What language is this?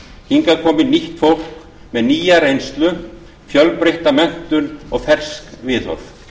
Icelandic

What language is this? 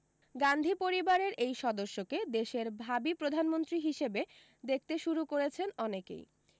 Bangla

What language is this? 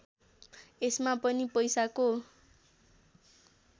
Nepali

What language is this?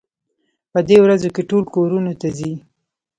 Pashto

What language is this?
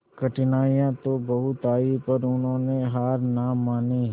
Hindi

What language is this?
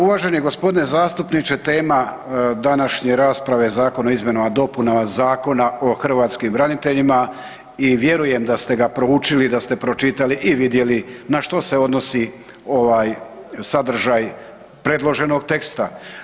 Croatian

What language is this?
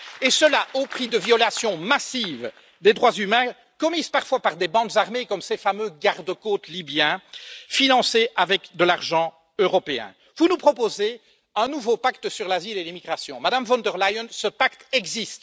French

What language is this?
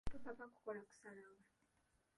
Ganda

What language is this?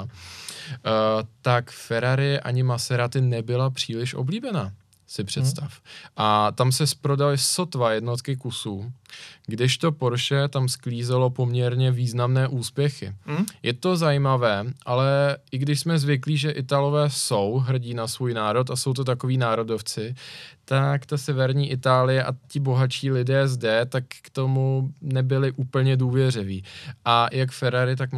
Czech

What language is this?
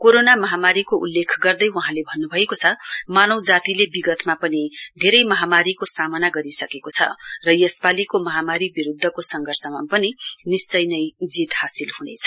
Nepali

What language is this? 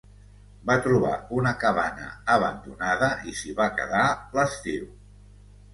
Catalan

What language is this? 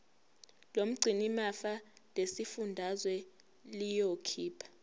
Zulu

